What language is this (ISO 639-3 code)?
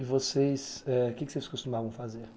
por